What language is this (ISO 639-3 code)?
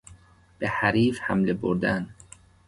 fas